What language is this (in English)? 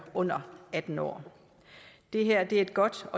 Danish